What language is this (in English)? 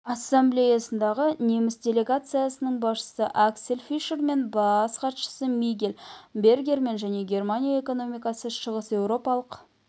Kazakh